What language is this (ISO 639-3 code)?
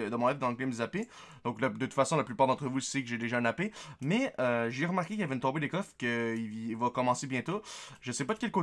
fra